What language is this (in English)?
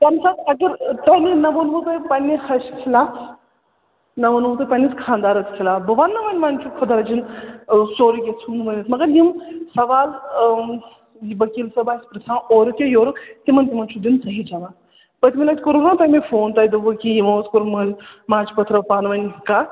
Kashmiri